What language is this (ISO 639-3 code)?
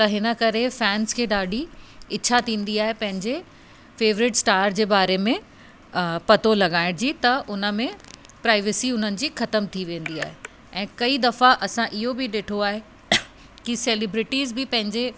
snd